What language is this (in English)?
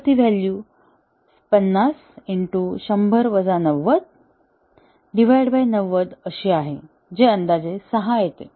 Marathi